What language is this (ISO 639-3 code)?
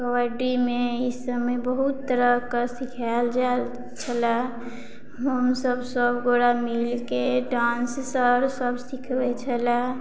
mai